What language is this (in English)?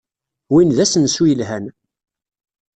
Kabyle